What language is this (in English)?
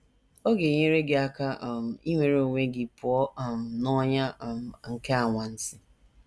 Igbo